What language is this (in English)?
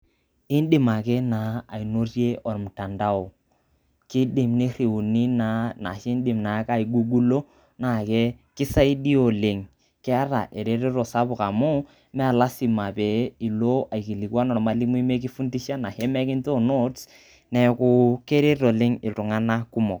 Masai